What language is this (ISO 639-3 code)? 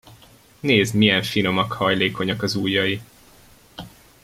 hun